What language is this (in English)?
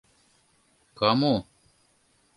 Mari